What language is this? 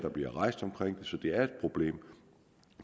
Danish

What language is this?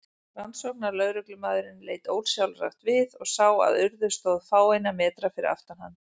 Icelandic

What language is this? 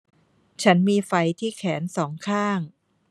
Thai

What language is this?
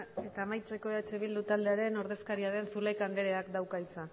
Basque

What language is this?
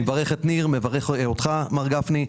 Hebrew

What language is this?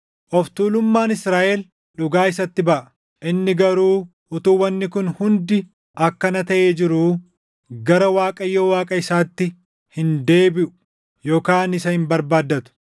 Oromo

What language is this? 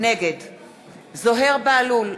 Hebrew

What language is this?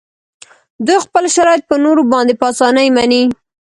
Pashto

